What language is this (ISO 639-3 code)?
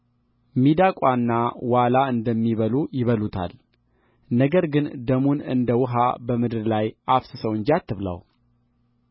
amh